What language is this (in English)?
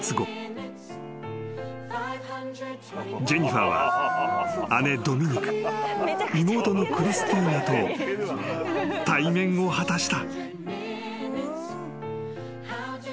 Japanese